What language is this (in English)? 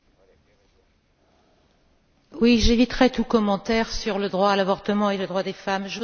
French